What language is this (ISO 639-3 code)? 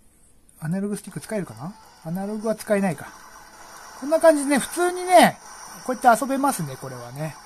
jpn